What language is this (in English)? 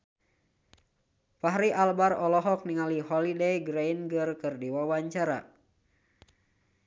Sundanese